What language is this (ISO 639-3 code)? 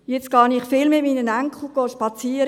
gsw